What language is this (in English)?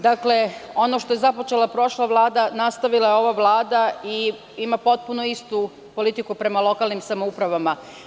Serbian